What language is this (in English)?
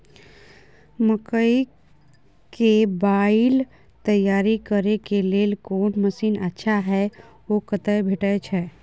Maithili